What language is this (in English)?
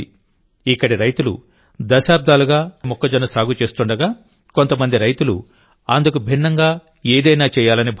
Telugu